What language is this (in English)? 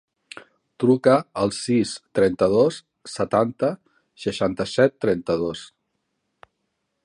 Catalan